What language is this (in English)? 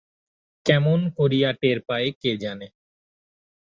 Bangla